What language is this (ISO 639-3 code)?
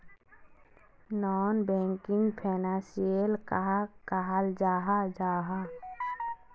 mag